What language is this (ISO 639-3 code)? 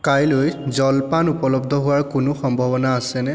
asm